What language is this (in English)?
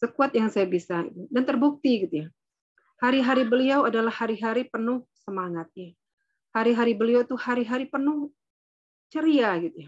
Indonesian